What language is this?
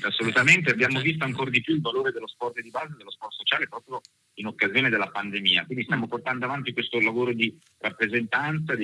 Italian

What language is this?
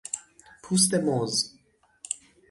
Persian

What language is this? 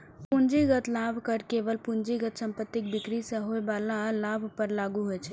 Maithili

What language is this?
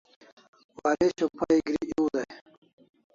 Kalasha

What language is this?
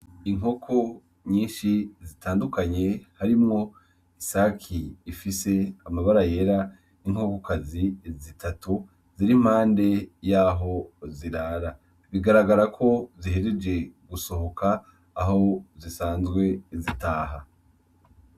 Rundi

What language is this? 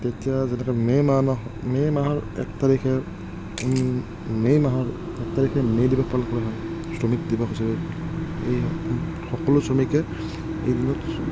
Assamese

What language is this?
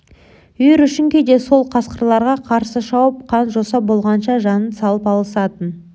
Kazakh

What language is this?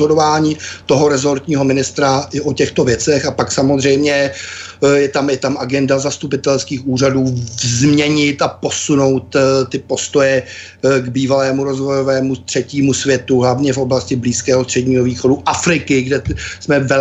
Czech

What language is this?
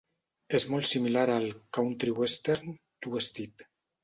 Catalan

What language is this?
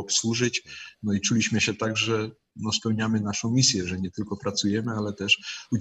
Polish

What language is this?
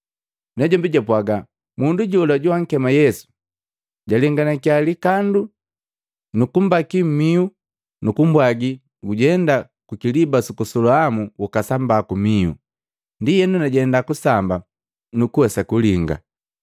Matengo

